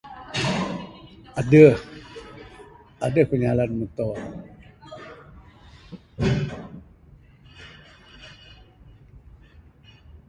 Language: Bukar-Sadung Bidayuh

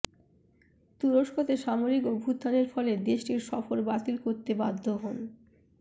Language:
Bangla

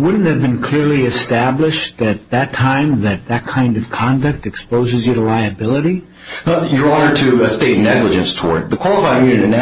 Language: English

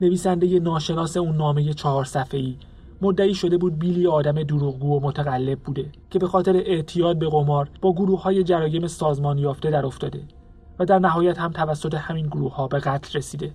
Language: Persian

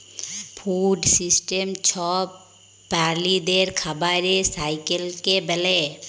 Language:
Bangla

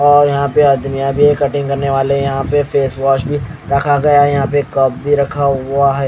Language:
Hindi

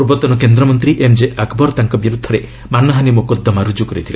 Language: Odia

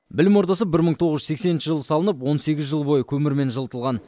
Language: Kazakh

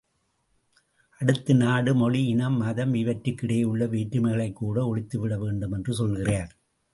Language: Tamil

